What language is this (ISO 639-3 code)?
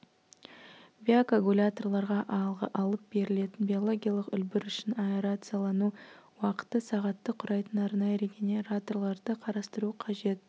kaz